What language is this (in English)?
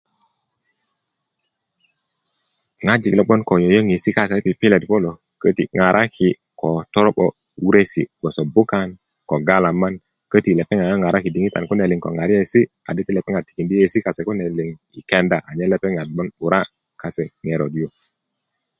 Kuku